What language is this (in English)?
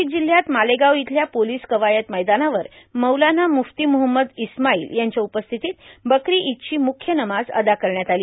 Marathi